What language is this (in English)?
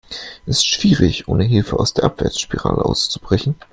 German